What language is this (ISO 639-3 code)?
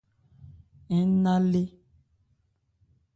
ebr